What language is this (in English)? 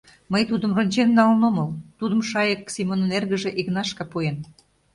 Mari